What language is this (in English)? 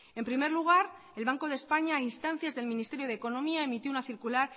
Spanish